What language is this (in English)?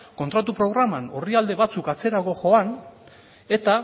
Basque